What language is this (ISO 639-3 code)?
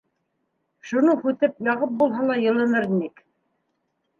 bak